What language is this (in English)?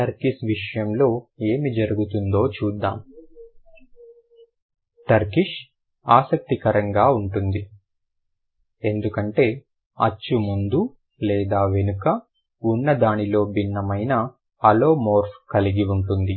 Telugu